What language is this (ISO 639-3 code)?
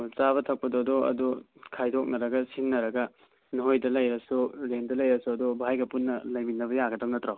mni